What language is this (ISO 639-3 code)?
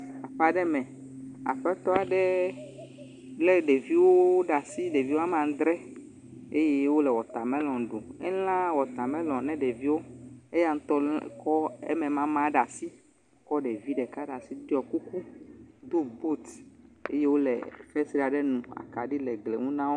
ewe